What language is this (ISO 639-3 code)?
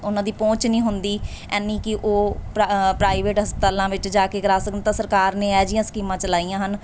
pan